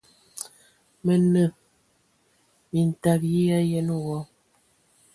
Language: Ewondo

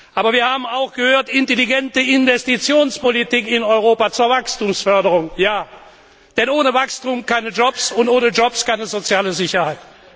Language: German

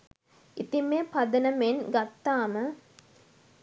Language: Sinhala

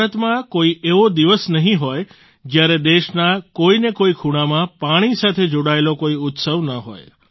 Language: Gujarati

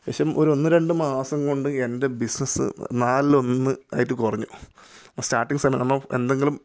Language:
Malayalam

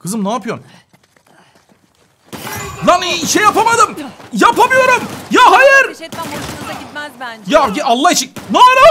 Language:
Turkish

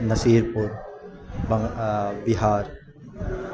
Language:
Urdu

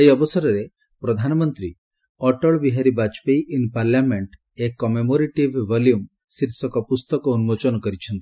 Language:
Odia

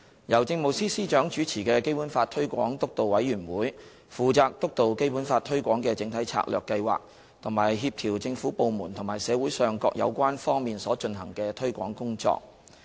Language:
Cantonese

